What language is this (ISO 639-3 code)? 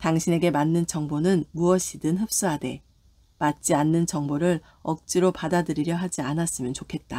kor